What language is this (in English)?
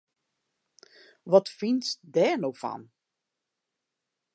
Western Frisian